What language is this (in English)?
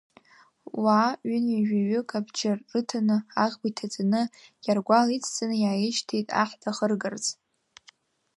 Abkhazian